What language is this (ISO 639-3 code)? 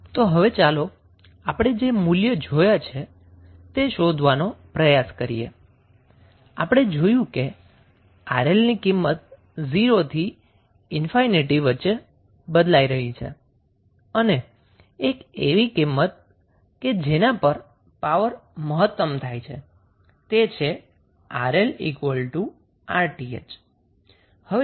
guj